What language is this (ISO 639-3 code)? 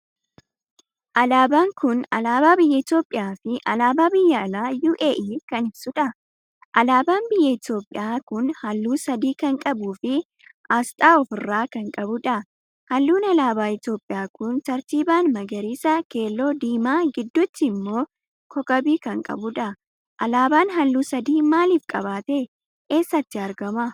orm